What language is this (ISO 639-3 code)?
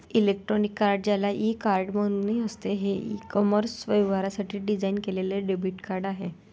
mar